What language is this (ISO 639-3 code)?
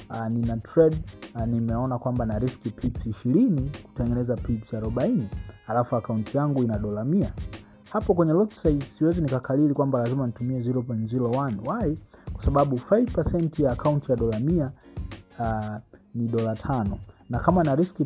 swa